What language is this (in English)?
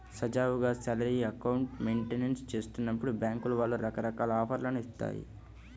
Telugu